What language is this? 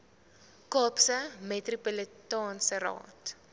Afrikaans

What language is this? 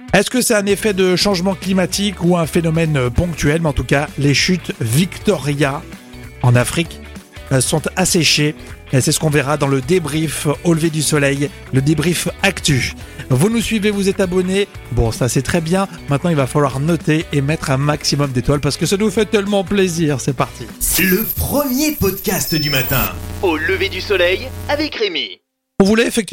French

